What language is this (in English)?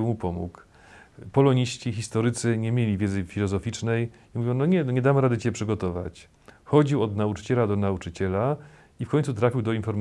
Polish